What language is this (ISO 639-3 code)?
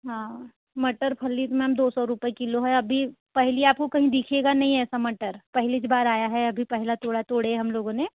hin